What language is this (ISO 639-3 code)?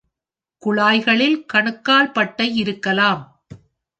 tam